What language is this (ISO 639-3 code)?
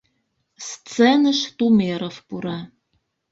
chm